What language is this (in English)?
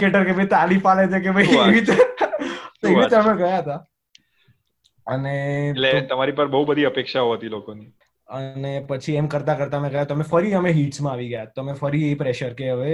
Gujarati